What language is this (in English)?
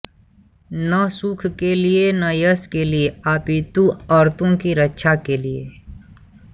Hindi